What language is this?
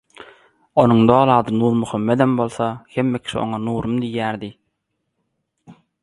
Turkmen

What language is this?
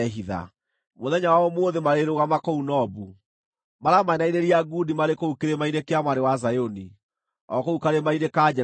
Kikuyu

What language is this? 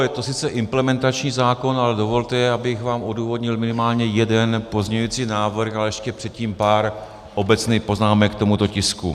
Czech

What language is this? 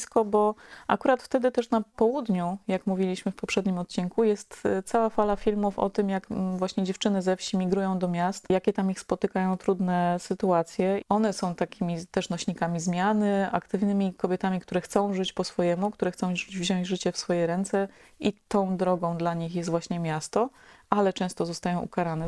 Polish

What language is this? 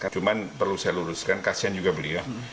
Indonesian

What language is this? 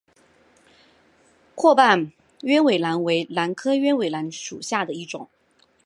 Chinese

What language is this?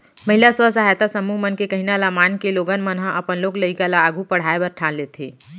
Chhattisgarhi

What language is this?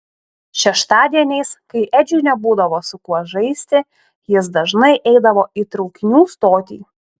Lithuanian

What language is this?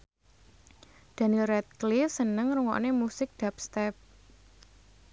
Javanese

